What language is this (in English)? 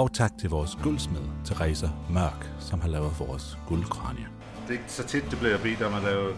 Danish